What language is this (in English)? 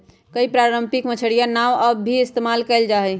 Magahi